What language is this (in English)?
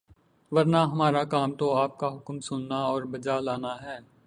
Urdu